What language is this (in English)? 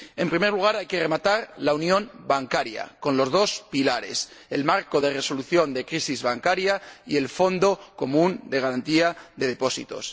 Spanish